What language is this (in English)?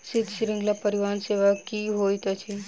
Maithili